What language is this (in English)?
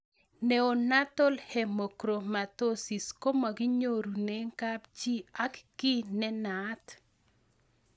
Kalenjin